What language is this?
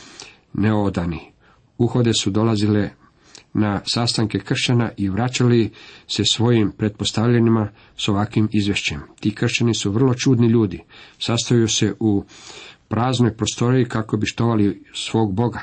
Croatian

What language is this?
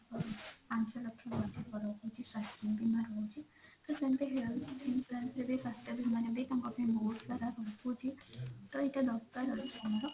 Odia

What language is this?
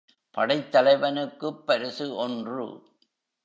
Tamil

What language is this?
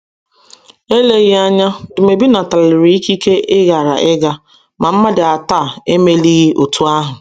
Igbo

